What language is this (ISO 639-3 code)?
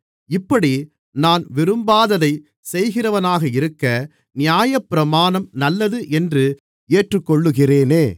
tam